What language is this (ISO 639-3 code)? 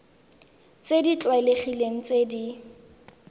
tsn